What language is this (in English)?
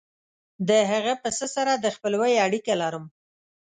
Pashto